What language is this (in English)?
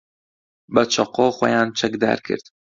Central Kurdish